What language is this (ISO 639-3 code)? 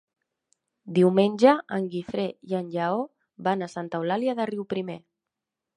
cat